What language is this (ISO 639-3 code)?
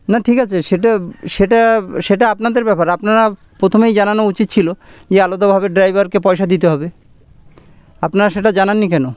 ben